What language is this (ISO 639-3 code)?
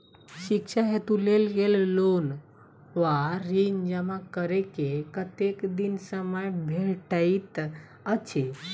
mai